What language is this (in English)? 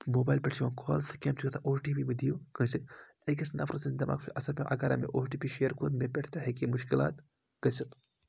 Kashmiri